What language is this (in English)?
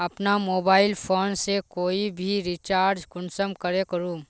Magahi